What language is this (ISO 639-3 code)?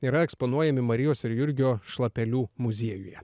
lit